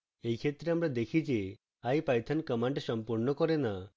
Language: Bangla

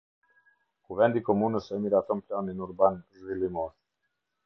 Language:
Albanian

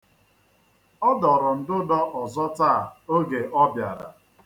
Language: Igbo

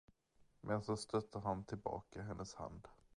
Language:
Swedish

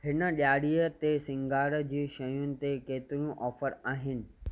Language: Sindhi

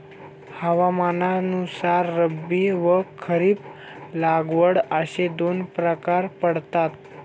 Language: Marathi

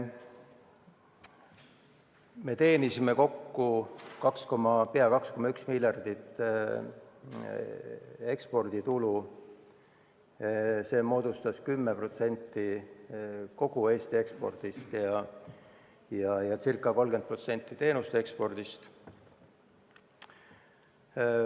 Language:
Estonian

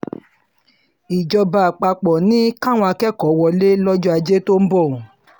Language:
Yoruba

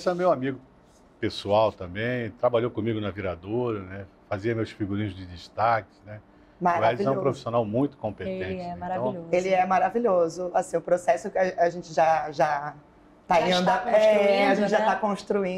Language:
Portuguese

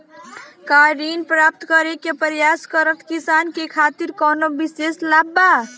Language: Bhojpuri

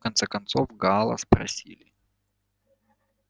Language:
Russian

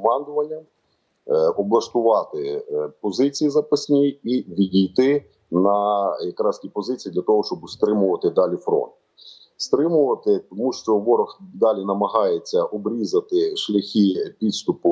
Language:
Ukrainian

